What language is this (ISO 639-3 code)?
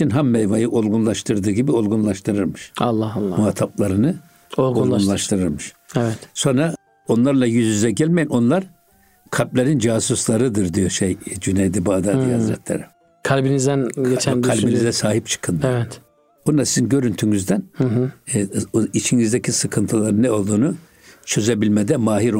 tur